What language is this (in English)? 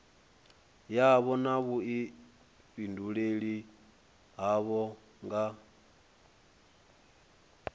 Venda